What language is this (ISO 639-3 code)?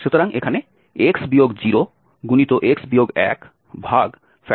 ben